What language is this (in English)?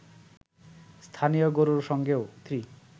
Bangla